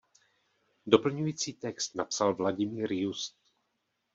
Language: Czech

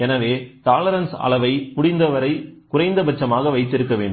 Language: Tamil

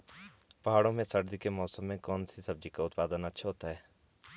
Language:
Hindi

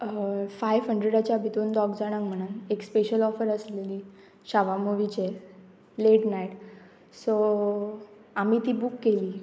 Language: Konkani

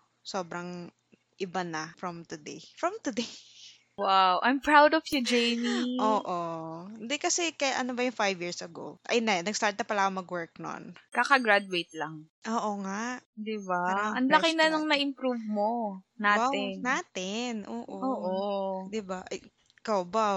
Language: Filipino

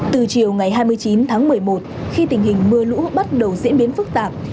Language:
Vietnamese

